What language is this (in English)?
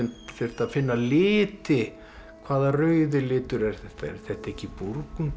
Icelandic